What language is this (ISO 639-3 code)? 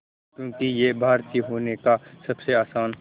hin